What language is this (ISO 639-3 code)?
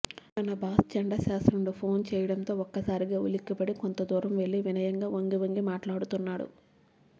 tel